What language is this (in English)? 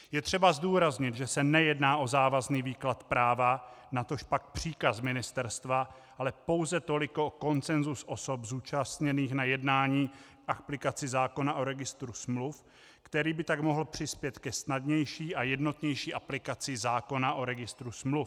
Czech